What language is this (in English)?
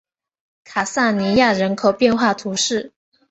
Chinese